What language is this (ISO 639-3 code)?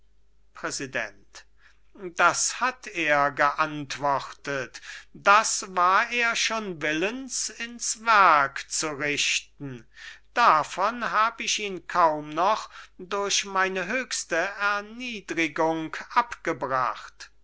deu